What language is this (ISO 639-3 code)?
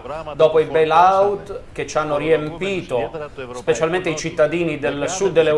ita